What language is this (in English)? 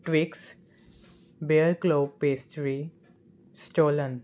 Punjabi